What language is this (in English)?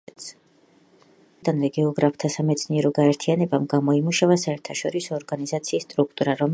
Georgian